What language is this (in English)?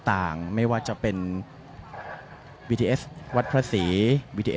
Thai